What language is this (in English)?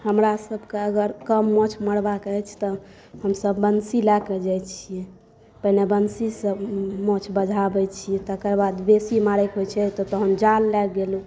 Maithili